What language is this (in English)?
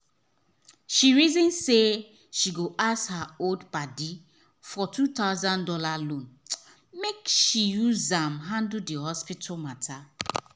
Nigerian Pidgin